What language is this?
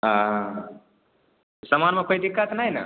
Maithili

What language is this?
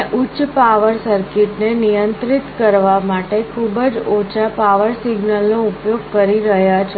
Gujarati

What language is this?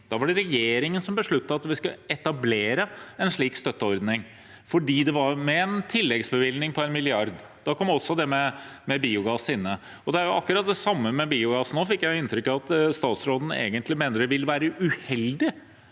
Norwegian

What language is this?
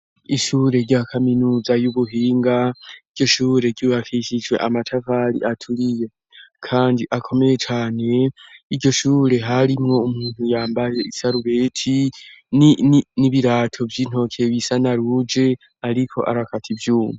Rundi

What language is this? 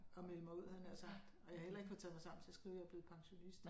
Danish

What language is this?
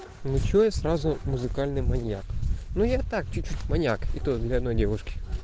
Russian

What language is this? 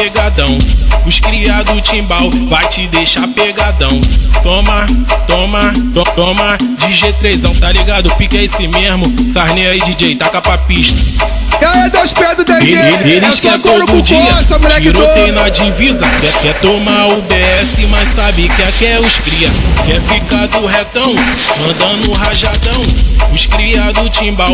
Portuguese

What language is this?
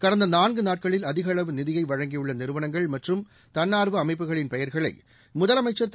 Tamil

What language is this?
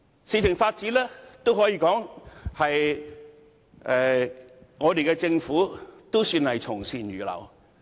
Cantonese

